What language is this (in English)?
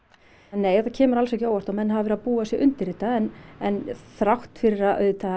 Icelandic